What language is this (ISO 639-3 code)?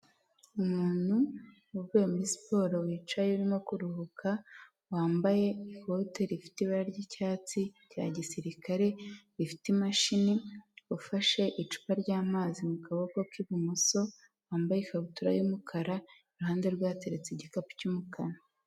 kin